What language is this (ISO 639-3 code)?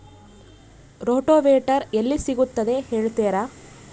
kan